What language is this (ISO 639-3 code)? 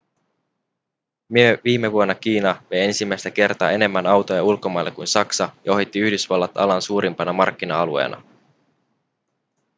fin